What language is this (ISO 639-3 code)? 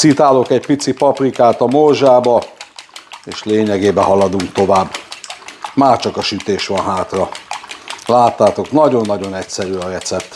hun